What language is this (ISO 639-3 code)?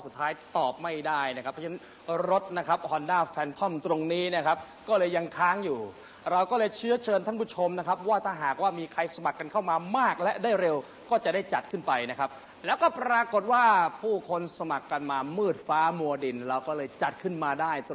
tha